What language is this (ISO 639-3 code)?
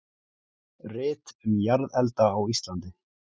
isl